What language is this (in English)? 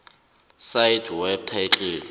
South Ndebele